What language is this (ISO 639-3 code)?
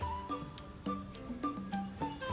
ind